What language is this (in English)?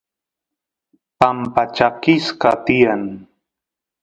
Santiago del Estero Quichua